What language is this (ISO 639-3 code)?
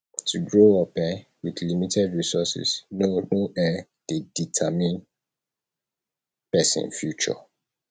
pcm